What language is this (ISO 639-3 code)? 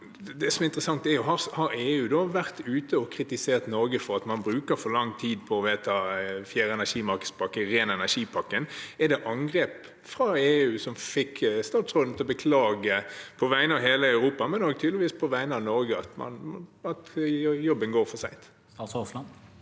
nor